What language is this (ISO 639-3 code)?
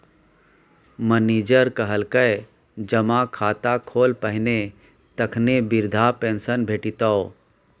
mai